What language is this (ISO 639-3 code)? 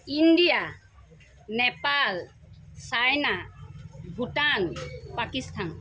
asm